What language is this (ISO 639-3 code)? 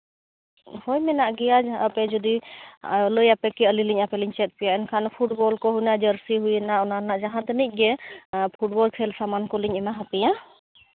sat